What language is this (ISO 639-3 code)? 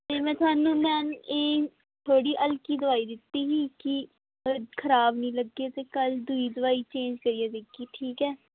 doi